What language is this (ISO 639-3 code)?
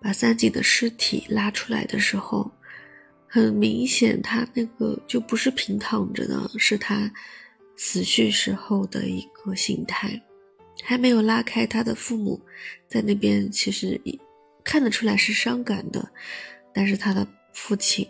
zho